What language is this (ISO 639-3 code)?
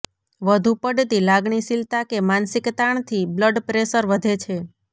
guj